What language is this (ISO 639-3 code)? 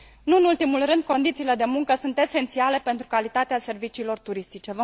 ron